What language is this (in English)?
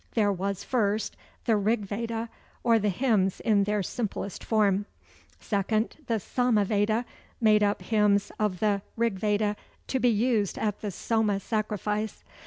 English